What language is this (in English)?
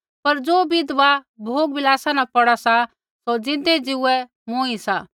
Kullu Pahari